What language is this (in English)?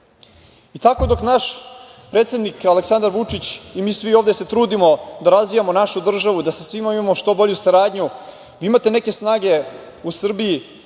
Serbian